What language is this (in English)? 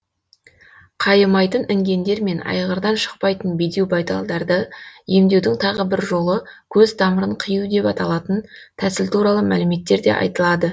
Kazakh